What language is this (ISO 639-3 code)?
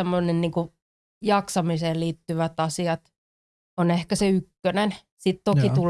fin